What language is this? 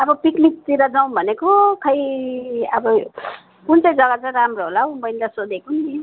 Nepali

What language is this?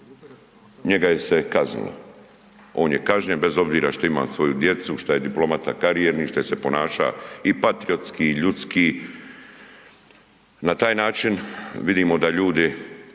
Croatian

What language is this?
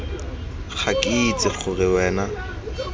Tswana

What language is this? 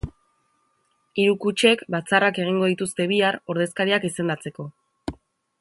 Basque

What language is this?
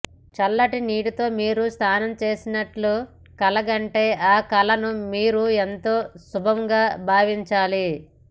Telugu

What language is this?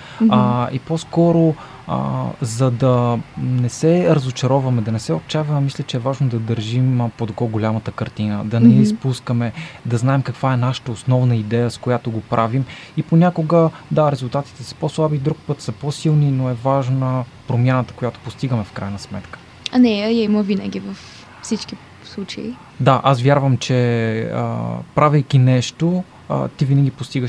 Bulgarian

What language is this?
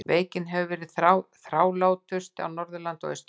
Icelandic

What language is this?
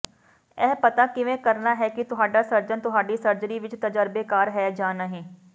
Punjabi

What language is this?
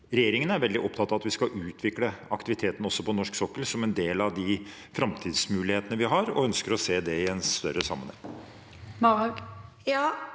Norwegian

